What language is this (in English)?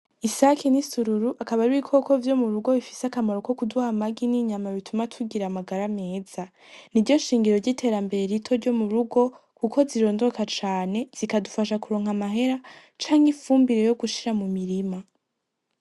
Rundi